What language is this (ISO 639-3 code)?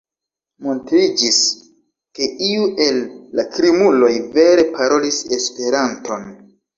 epo